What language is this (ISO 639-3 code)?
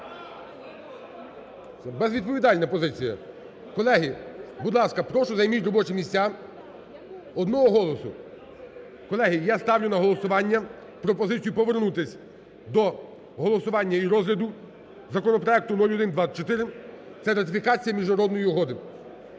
ukr